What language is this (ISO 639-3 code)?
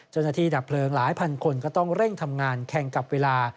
tha